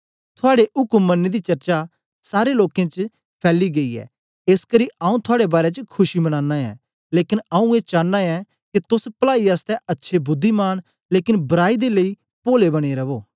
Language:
Dogri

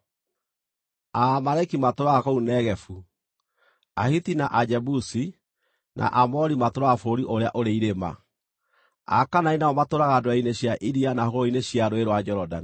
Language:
Kikuyu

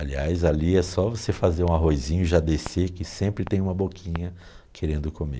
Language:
Portuguese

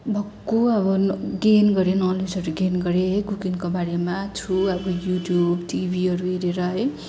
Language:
Nepali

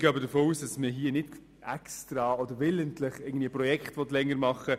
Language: Swiss German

